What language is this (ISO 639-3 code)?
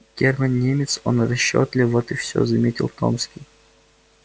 rus